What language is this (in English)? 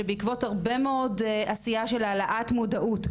Hebrew